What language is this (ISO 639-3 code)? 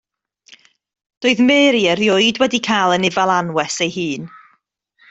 cym